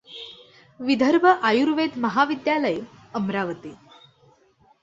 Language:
Marathi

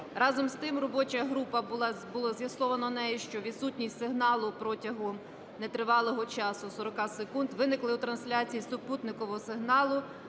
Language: Ukrainian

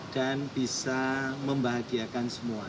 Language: Indonesian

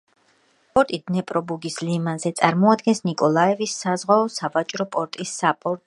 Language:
Georgian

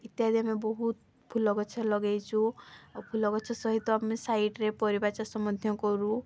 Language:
Odia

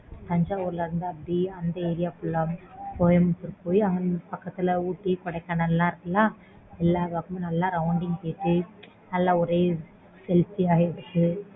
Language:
Tamil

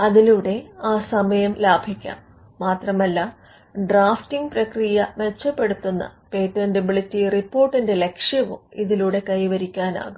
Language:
Malayalam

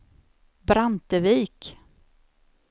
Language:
Swedish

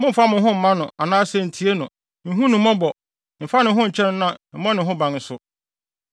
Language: Akan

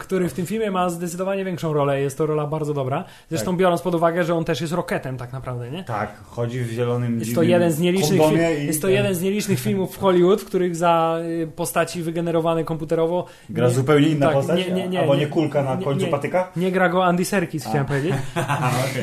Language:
Polish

